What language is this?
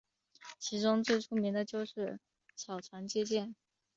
Chinese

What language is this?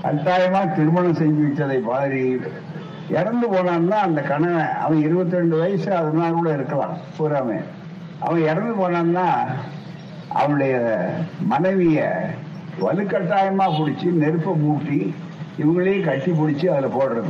Tamil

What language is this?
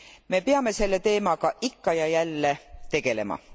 Estonian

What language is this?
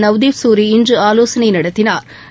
Tamil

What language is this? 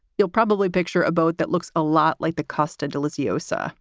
English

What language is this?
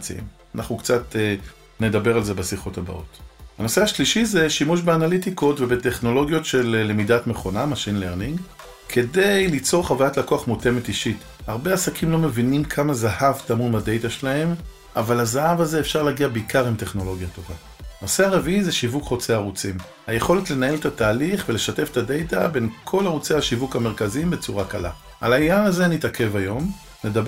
Hebrew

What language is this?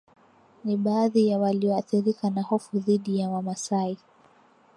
Swahili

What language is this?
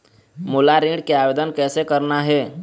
Chhattisgarhi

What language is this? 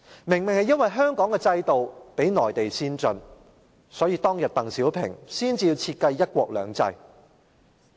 Cantonese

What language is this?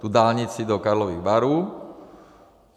Czech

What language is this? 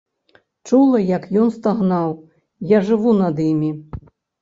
Belarusian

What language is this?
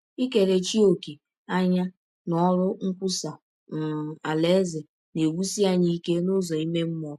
Igbo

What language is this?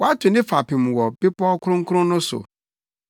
Akan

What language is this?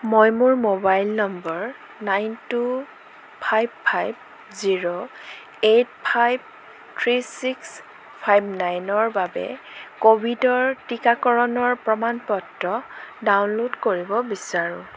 Assamese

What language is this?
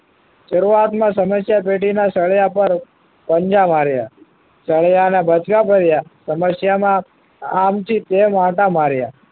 Gujarati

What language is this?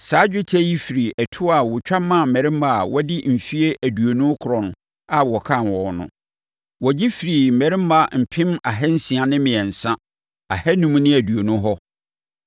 Akan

